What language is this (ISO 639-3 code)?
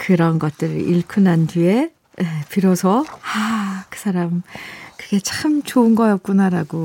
kor